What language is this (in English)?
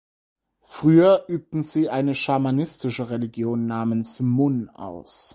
German